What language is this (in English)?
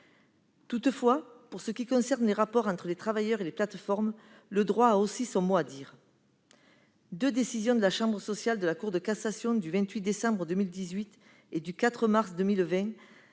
French